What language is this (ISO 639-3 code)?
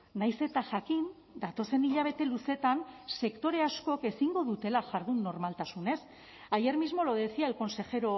eus